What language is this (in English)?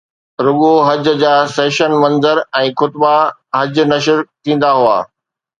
Sindhi